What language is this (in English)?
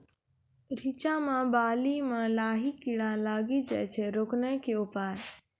Maithili